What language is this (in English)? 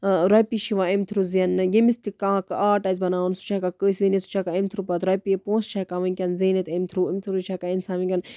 Kashmiri